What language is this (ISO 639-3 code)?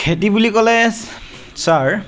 asm